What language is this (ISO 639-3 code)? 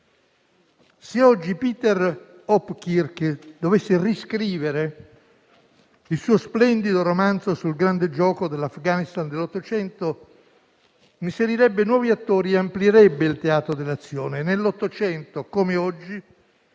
ita